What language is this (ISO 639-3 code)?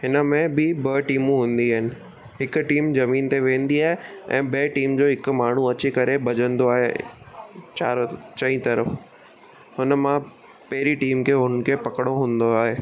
snd